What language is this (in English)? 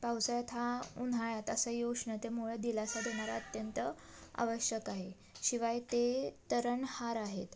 Marathi